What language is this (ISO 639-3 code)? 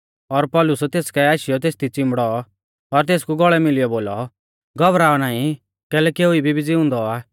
bfz